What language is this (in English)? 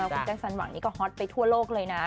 Thai